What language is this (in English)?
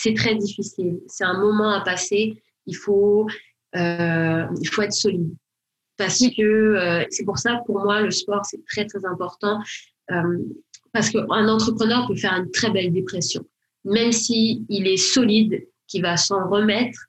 French